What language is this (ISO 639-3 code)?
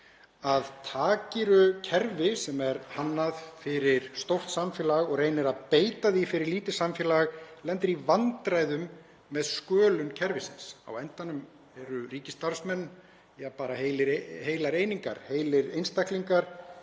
isl